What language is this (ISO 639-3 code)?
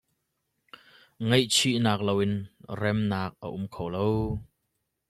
cnh